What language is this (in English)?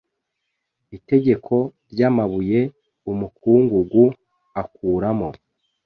Kinyarwanda